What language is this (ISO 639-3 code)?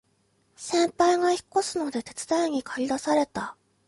jpn